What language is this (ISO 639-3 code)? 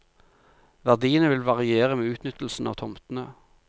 nor